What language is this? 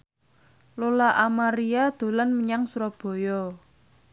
Javanese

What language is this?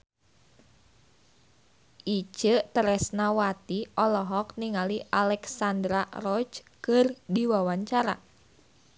Sundanese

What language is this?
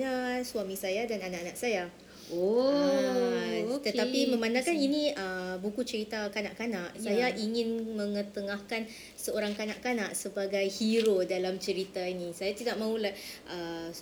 Malay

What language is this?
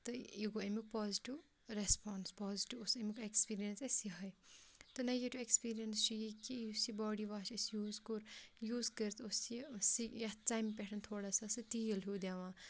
Kashmiri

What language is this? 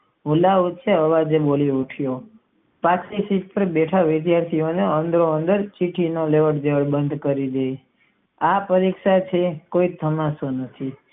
Gujarati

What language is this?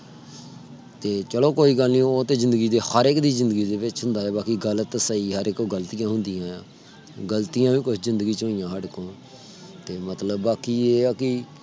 Punjabi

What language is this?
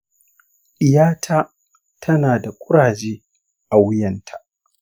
Hausa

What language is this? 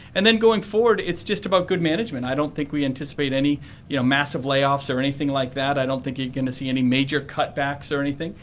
English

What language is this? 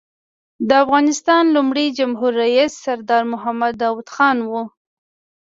Pashto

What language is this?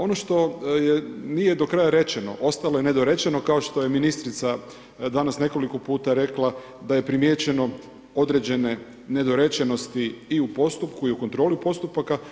Croatian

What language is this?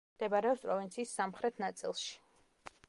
Georgian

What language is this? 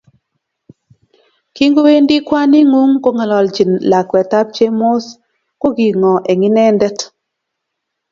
Kalenjin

